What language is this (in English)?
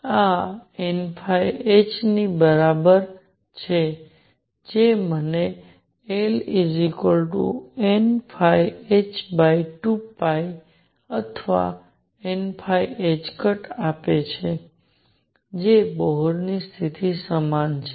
Gujarati